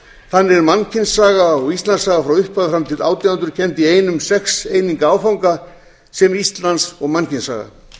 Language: Icelandic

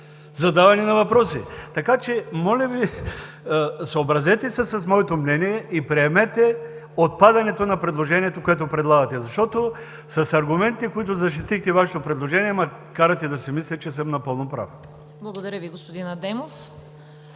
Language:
Bulgarian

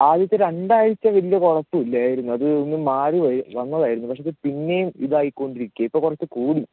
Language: Malayalam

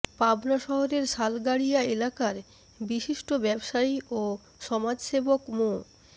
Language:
Bangla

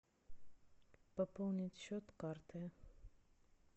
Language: Russian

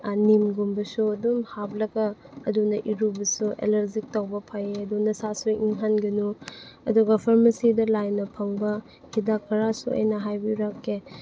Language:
Manipuri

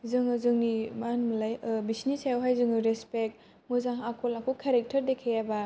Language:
Bodo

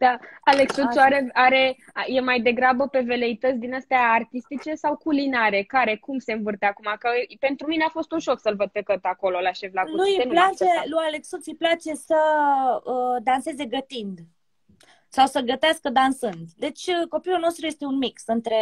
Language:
Romanian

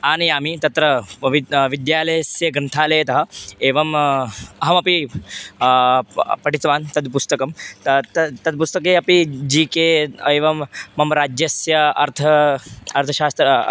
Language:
Sanskrit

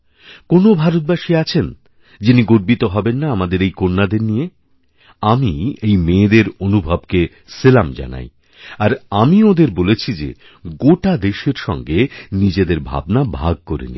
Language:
Bangla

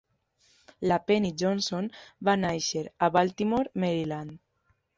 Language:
Catalan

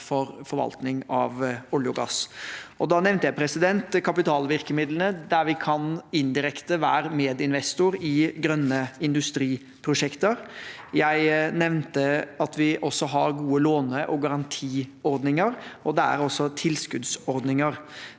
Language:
Norwegian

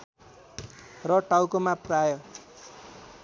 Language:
Nepali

